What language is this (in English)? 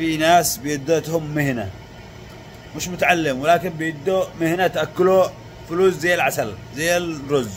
Arabic